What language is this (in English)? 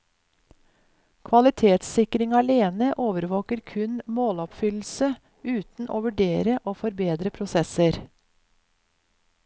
Norwegian